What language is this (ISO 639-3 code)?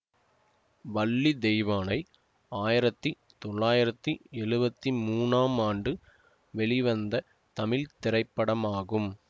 tam